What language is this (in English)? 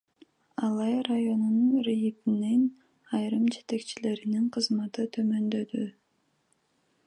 Kyrgyz